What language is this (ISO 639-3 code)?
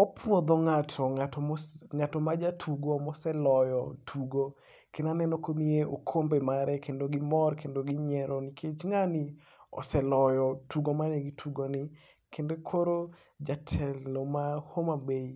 luo